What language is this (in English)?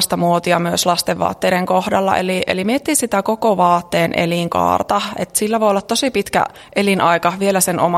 Finnish